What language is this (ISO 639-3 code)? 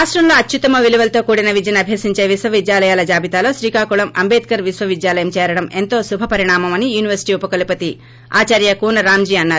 tel